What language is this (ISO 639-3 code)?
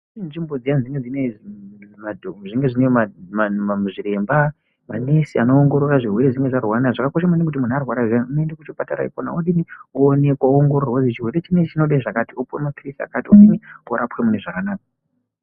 ndc